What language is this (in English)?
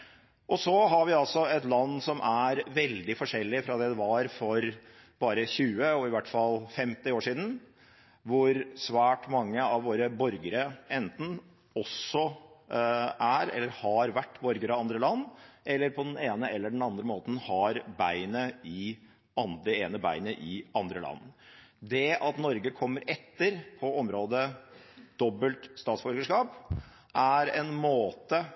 Norwegian Bokmål